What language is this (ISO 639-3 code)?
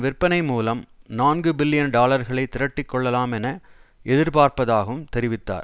tam